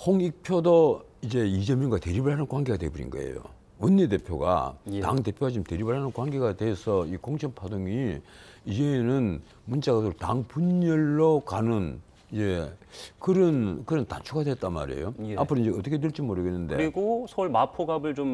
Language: Korean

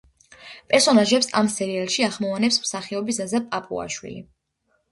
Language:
Georgian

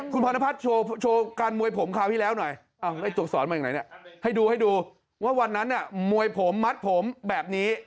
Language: Thai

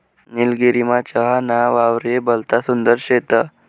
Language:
Marathi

